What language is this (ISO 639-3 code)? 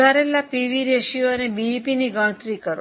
guj